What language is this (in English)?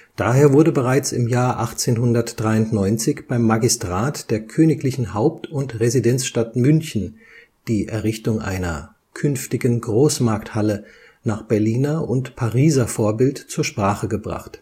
German